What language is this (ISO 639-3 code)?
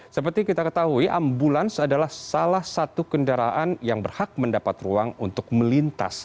ind